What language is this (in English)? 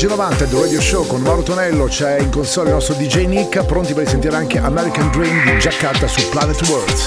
Italian